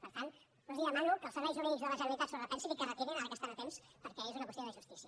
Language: Catalan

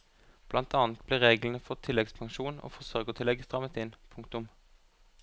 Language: Norwegian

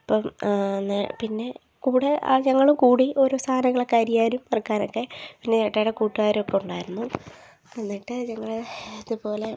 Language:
Malayalam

